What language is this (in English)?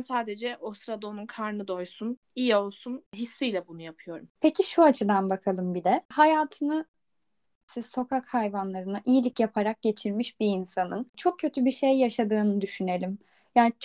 Turkish